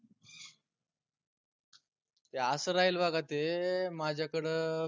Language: Marathi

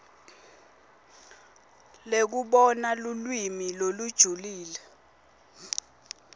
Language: Swati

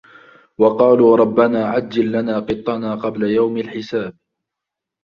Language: Arabic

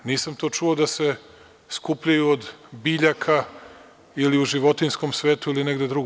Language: Serbian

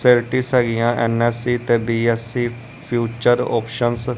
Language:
Punjabi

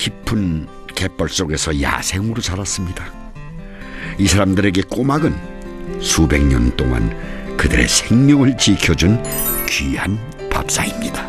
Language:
Korean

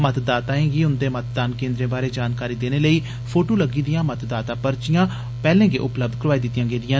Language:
Dogri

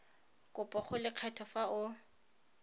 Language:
Tswana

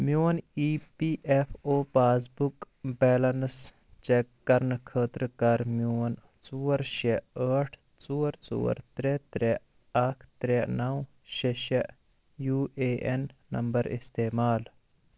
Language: Kashmiri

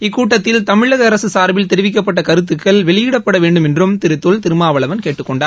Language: Tamil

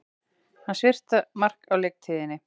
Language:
Icelandic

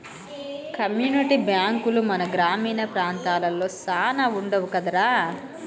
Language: Telugu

